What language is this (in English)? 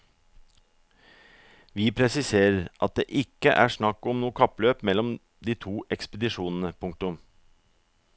Norwegian